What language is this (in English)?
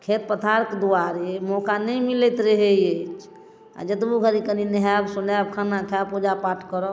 Maithili